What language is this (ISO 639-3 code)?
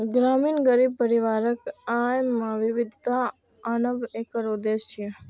mai